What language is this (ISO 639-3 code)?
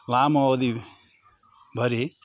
nep